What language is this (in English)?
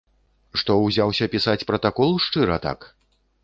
Belarusian